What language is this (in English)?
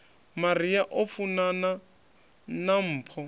Venda